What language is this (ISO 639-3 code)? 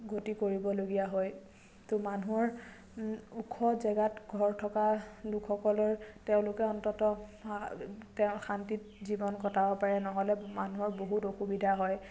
asm